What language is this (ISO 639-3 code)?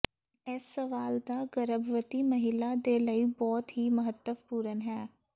pan